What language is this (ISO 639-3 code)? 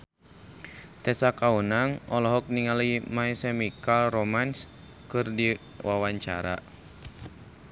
sun